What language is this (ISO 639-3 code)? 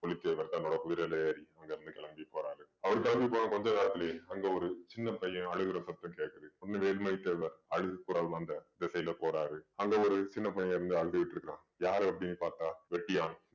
tam